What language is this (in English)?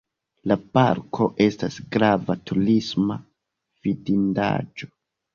Esperanto